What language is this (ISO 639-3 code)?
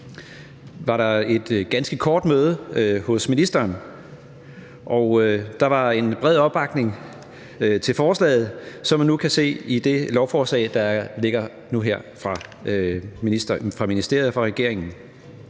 dan